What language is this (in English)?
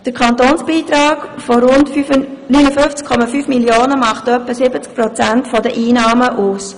Swiss German